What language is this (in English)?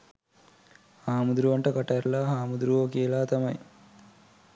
Sinhala